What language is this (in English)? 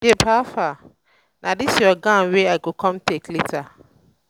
Nigerian Pidgin